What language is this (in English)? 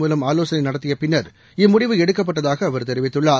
Tamil